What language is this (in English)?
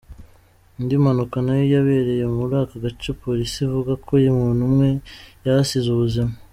Kinyarwanda